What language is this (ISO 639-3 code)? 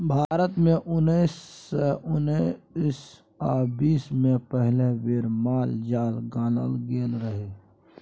mai